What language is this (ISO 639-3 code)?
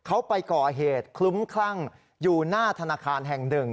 tha